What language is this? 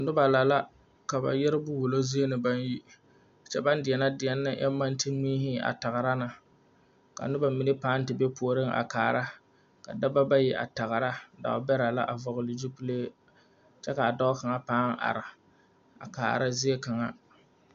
Southern Dagaare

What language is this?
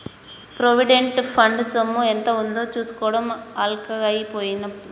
Telugu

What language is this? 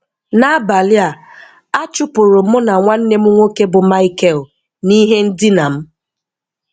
Igbo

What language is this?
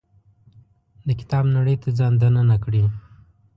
Pashto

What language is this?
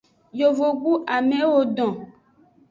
Aja (Benin)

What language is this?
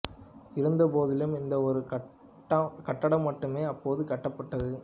Tamil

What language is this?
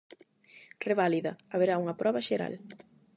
Galician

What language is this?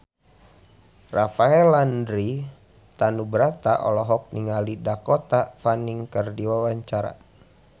Sundanese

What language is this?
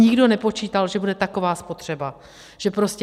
Czech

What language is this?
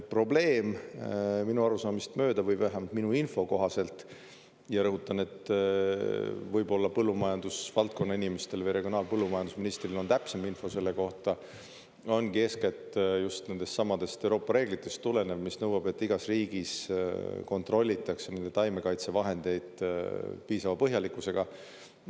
Estonian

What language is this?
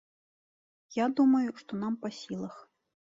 Belarusian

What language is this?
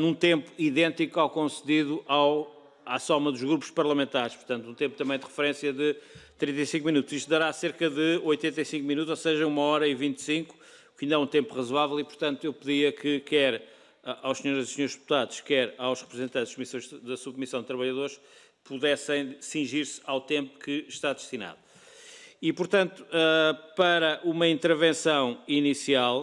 Portuguese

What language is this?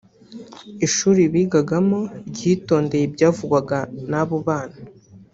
Kinyarwanda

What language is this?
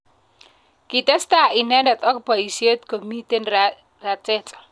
Kalenjin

